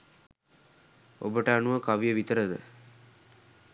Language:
Sinhala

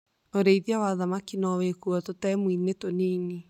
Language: Kikuyu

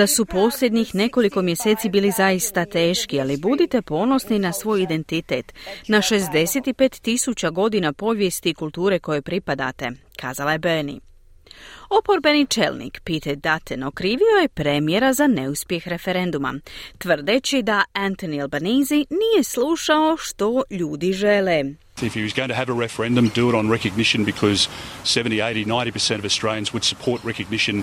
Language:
Croatian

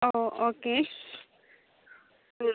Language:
Malayalam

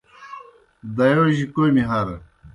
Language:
Kohistani Shina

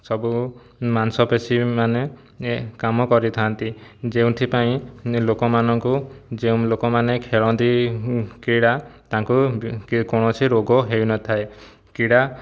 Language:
Odia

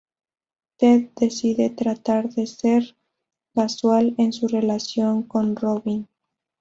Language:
Spanish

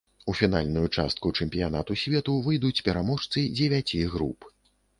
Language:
Belarusian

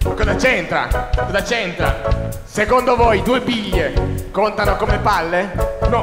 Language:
Italian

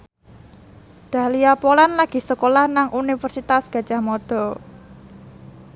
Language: Javanese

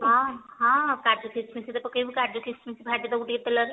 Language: Odia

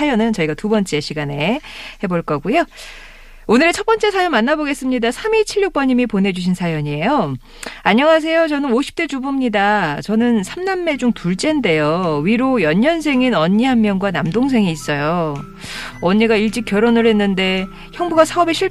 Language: Korean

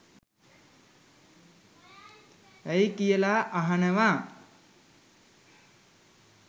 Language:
Sinhala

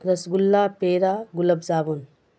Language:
Urdu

